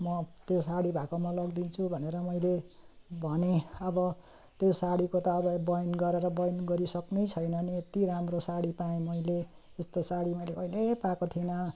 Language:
Nepali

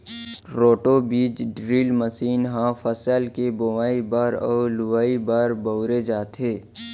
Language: Chhattisgarhi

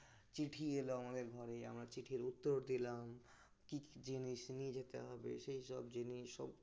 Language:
Bangla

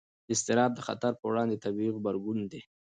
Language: Pashto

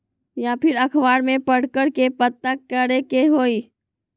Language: Magahi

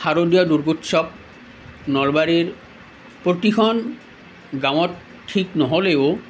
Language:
Assamese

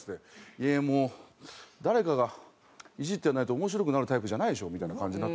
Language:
Japanese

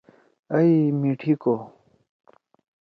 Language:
Torwali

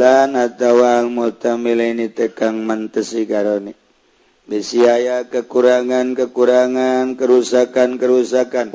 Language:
Indonesian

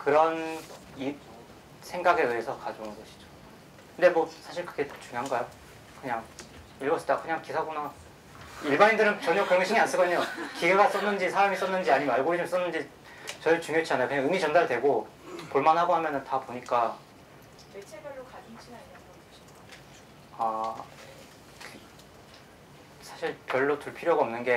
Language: Korean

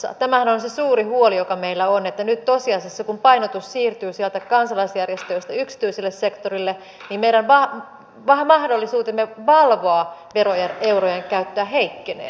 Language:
Finnish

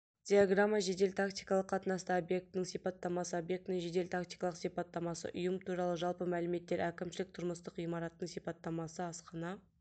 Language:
Kazakh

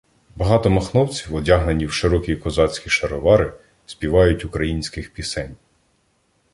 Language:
Ukrainian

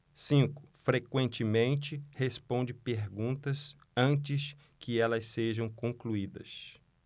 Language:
Portuguese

